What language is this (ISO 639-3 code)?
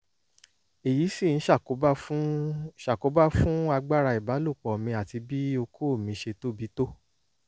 yor